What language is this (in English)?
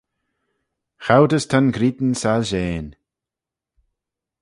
Manx